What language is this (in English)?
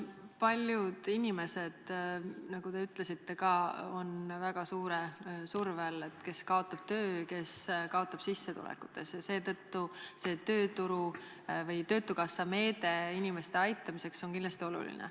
Estonian